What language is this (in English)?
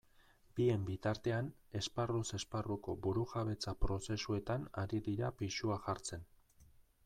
Basque